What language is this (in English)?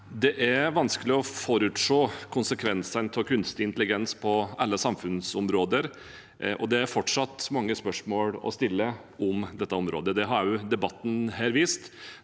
Norwegian